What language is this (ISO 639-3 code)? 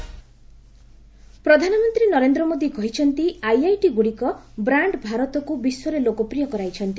ori